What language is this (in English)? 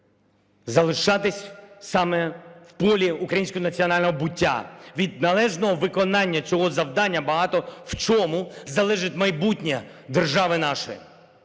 Ukrainian